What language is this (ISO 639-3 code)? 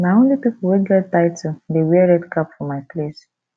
pcm